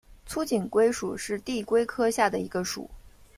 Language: Chinese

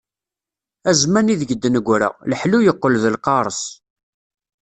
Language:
Kabyle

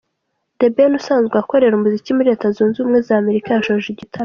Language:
Kinyarwanda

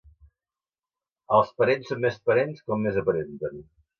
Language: Catalan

